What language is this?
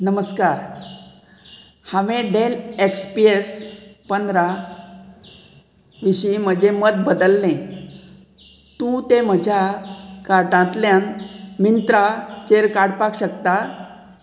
Konkani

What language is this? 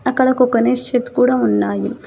Telugu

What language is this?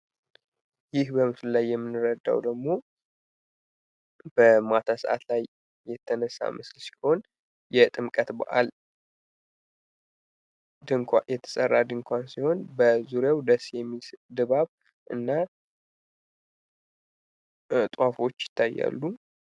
Amharic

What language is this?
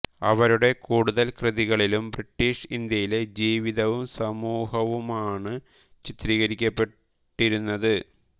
Malayalam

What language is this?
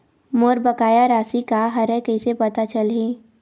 Chhattisgarhi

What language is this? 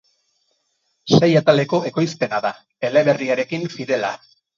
Basque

